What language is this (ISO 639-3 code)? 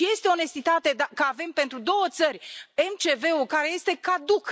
ron